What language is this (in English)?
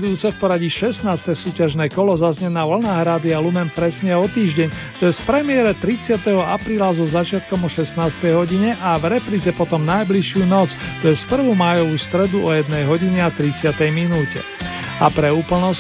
Slovak